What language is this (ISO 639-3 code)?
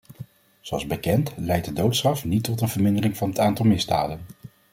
nld